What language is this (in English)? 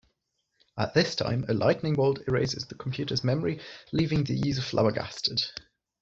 English